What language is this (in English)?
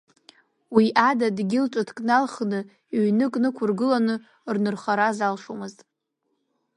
Abkhazian